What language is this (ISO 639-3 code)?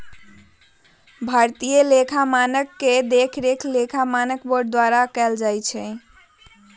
mag